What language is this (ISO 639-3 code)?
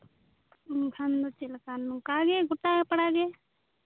sat